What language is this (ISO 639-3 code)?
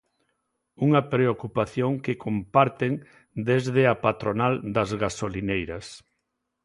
glg